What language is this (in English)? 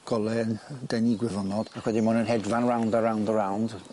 Welsh